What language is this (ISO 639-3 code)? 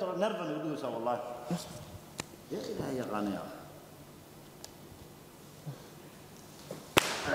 ara